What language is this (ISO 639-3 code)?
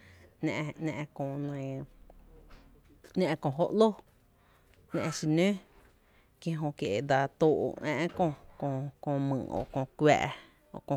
cte